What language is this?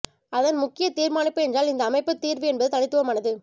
Tamil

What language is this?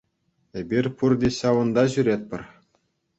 Chuvash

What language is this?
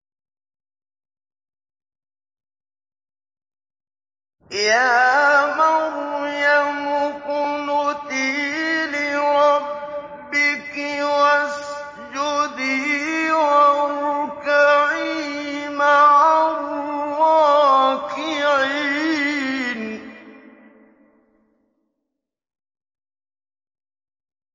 Arabic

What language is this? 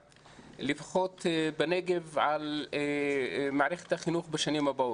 Hebrew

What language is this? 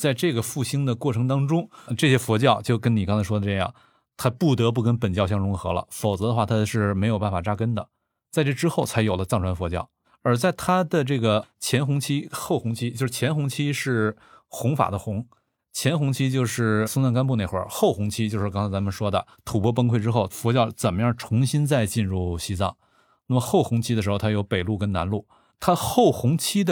Chinese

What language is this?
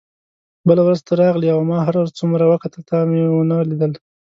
Pashto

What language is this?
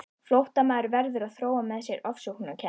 Icelandic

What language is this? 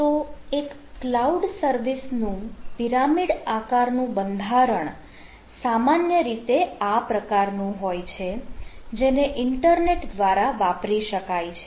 Gujarati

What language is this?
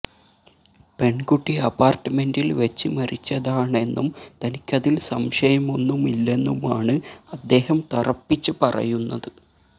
Malayalam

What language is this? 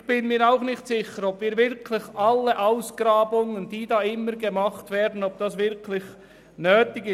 Swiss German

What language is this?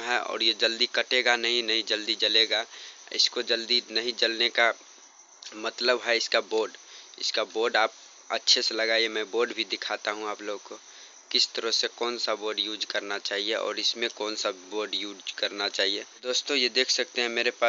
Hindi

